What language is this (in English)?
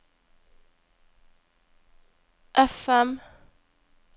Norwegian